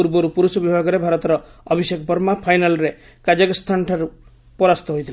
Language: Odia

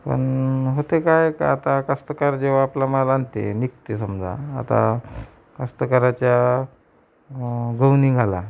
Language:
Marathi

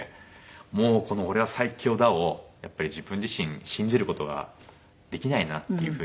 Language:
Japanese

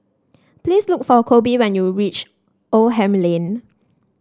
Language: English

